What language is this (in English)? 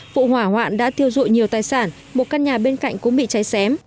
Vietnamese